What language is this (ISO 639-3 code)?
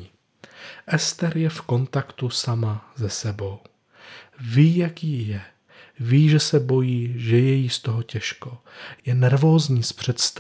ces